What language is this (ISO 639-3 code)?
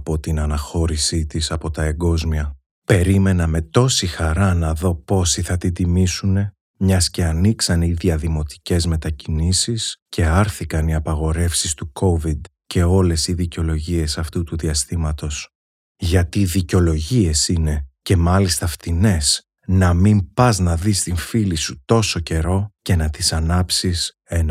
ell